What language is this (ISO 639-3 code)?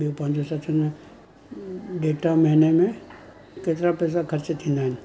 snd